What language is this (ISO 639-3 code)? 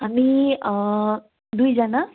nep